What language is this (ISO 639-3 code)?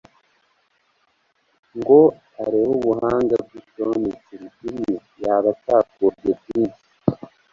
kin